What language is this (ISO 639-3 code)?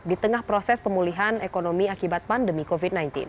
ind